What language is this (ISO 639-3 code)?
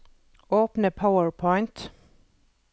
nor